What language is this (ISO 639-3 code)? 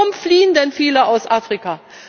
deu